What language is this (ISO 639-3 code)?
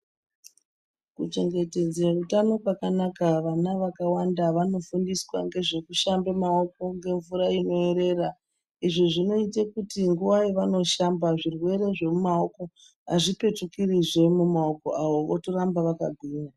ndc